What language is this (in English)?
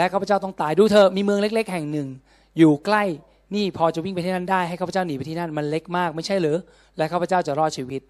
Thai